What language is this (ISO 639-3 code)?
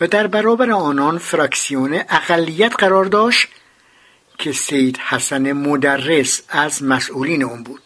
fas